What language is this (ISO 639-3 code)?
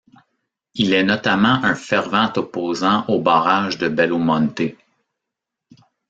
fra